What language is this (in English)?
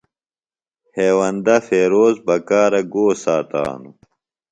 Phalura